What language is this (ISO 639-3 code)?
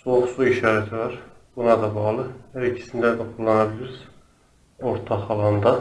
tur